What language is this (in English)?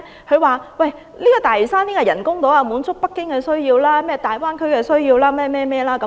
Cantonese